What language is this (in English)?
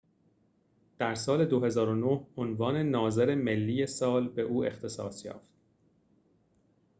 Persian